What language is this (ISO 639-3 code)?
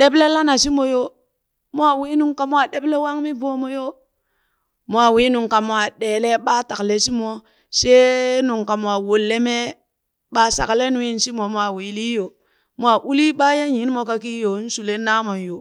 bys